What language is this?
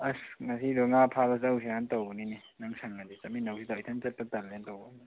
Manipuri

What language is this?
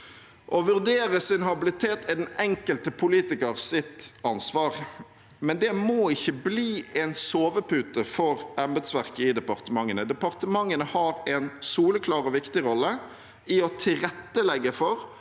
Norwegian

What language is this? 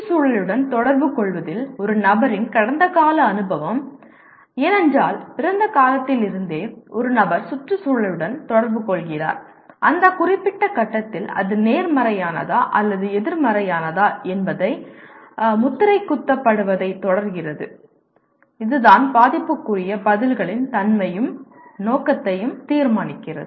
Tamil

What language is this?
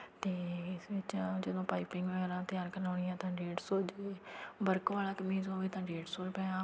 Punjabi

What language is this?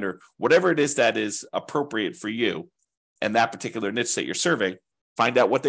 English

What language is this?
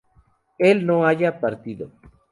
Spanish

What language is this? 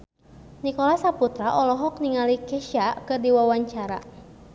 Sundanese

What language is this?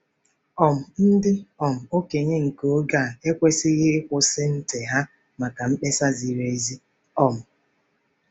Igbo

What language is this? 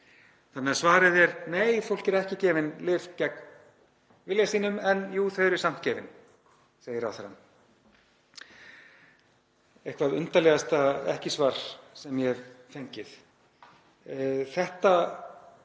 Icelandic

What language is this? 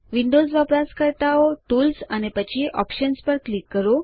Gujarati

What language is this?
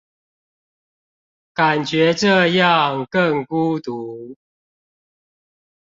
Chinese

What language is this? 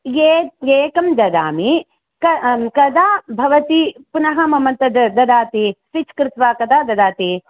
Sanskrit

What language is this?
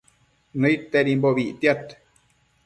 Matsés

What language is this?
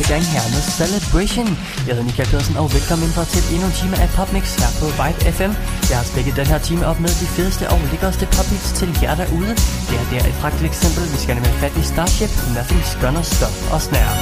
Danish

